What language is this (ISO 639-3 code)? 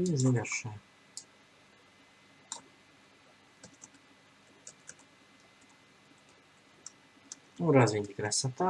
rus